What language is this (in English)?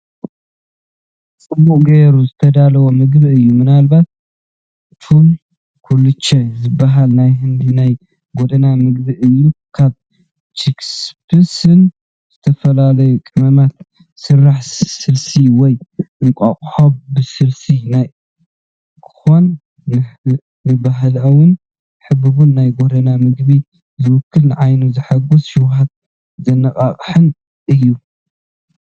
Tigrinya